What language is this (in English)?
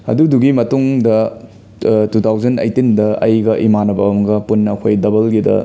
Manipuri